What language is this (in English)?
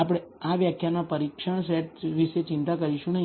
Gujarati